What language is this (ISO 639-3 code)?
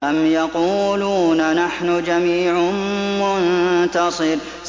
ara